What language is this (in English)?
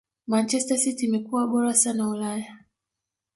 Swahili